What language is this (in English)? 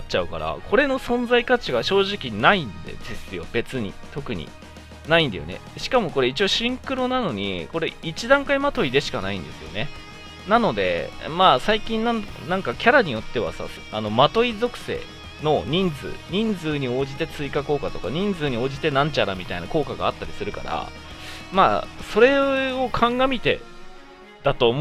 Japanese